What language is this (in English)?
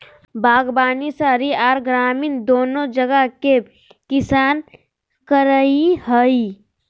Magahi